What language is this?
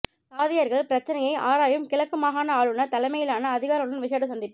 Tamil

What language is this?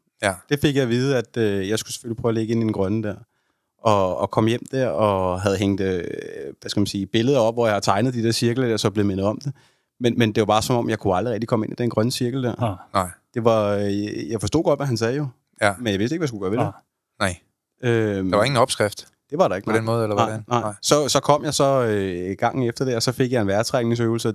Danish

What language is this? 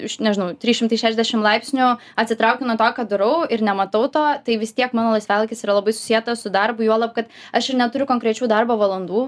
Lithuanian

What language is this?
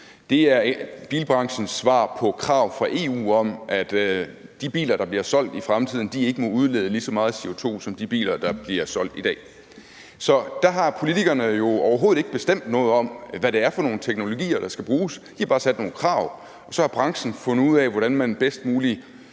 Danish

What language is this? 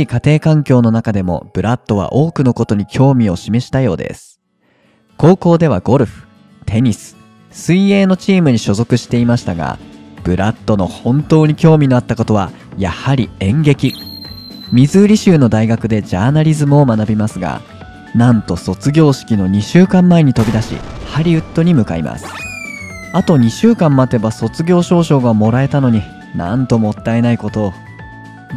Japanese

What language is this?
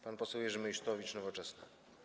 Polish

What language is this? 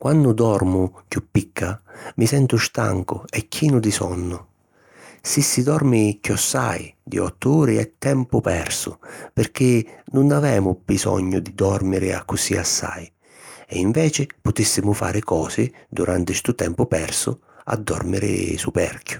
Sicilian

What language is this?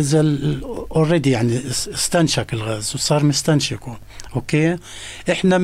Arabic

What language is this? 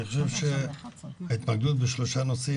Hebrew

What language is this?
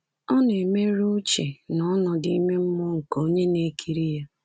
Igbo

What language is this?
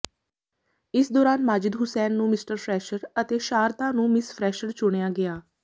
Punjabi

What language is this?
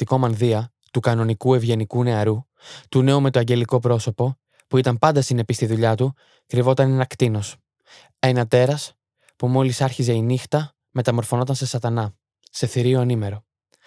Greek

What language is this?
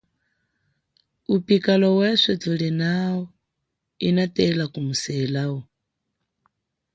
Chokwe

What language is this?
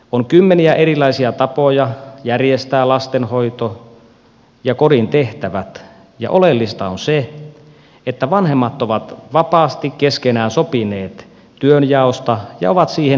Finnish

